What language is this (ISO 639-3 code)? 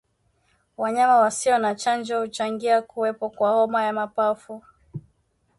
swa